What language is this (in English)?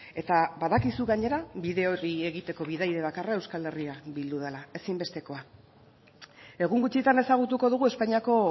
Basque